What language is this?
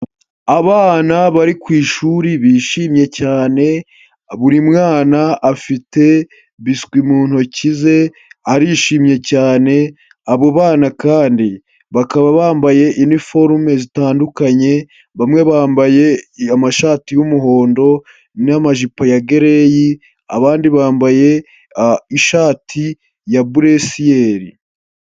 Kinyarwanda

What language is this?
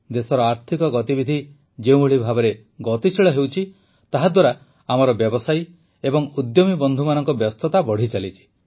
Odia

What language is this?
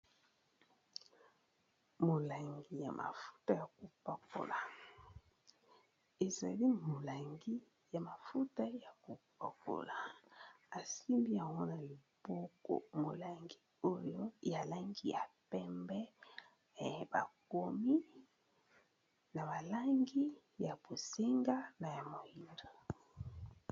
Lingala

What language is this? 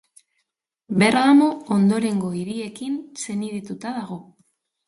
Basque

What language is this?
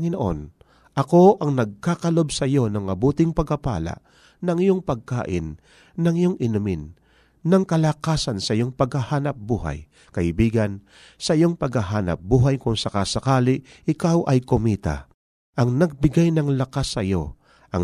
Filipino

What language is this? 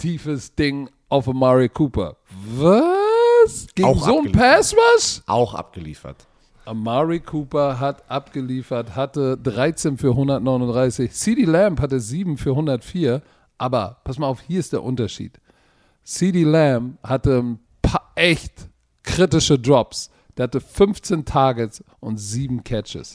German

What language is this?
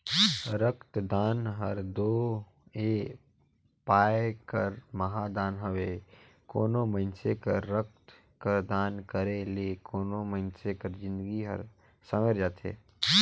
Chhattisgarhi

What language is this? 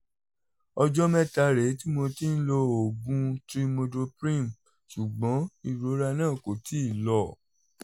Yoruba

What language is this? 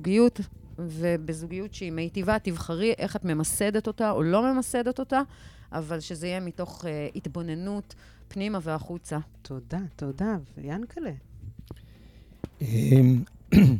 Hebrew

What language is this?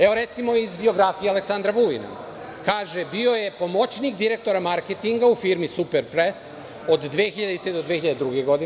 Serbian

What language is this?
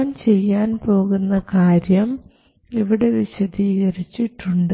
Malayalam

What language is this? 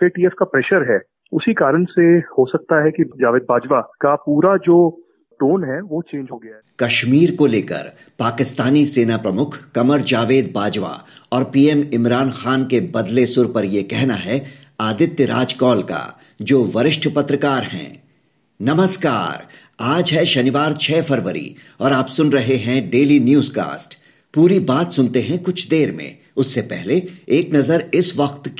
Hindi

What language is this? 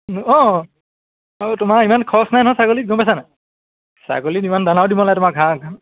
Assamese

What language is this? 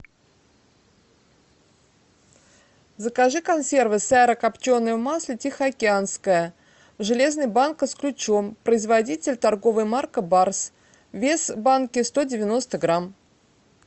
Russian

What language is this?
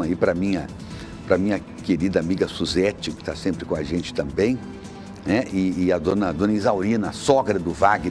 Portuguese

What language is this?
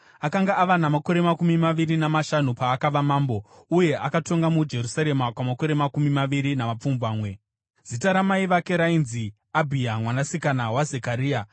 Shona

